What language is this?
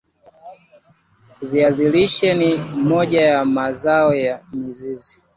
Swahili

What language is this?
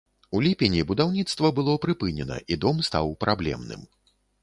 Belarusian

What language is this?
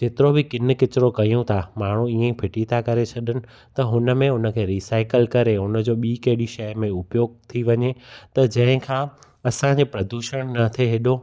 Sindhi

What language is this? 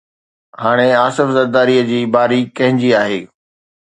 Sindhi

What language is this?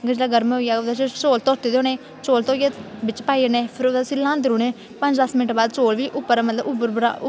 Dogri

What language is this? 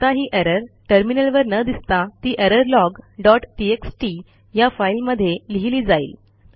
Marathi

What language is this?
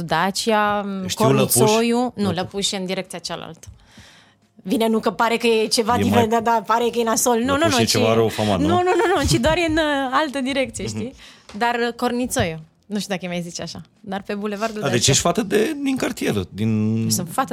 Romanian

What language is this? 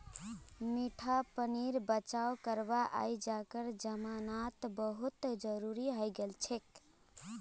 Magahi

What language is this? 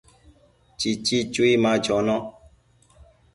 Matsés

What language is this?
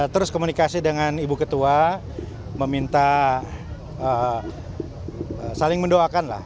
Indonesian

